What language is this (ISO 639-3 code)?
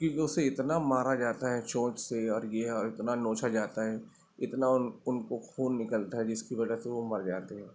urd